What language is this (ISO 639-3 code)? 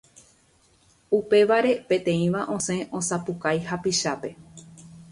grn